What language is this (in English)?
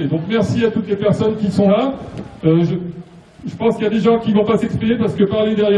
French